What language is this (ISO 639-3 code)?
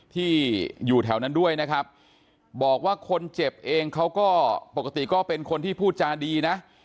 tha